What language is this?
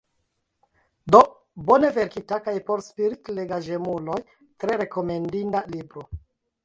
Esperanto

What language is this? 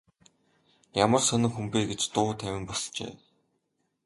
Mongolian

